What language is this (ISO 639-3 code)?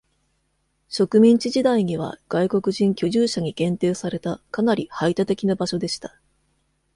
jpn